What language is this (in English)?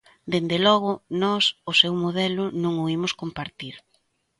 Galician